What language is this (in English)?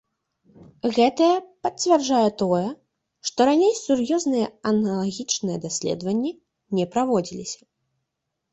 Belarusian